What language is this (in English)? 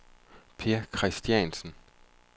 Danish